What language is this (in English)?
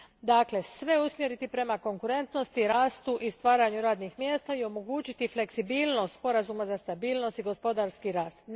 Croatian